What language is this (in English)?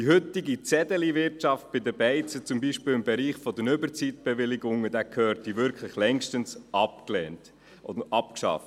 Swiss German